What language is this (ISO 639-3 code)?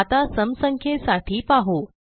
mar